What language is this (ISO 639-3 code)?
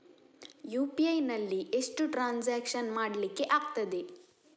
kan